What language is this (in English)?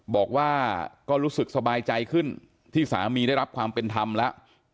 Thai